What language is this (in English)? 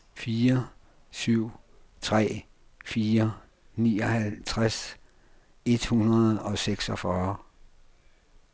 Danish